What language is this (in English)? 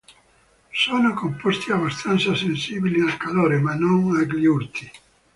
Italian